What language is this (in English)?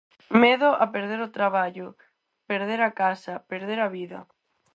Galician